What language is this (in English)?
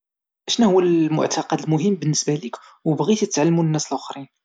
Moroccan Arabic